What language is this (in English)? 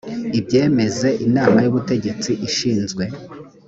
Kinyarwanda